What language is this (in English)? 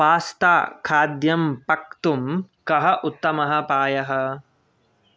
Sanskrit